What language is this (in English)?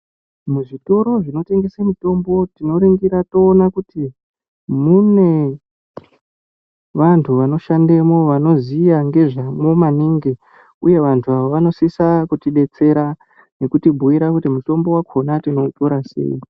Ndau